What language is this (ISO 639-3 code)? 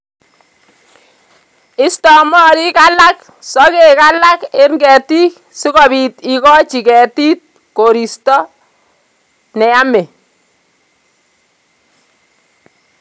kln